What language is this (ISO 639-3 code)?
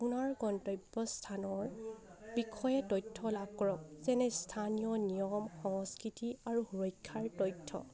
asm